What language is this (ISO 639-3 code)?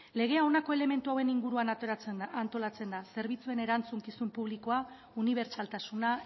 eus